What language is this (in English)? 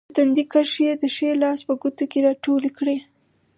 Pashto